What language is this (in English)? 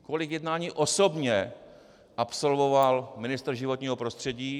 Czech